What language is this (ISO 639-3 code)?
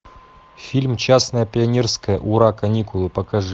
rus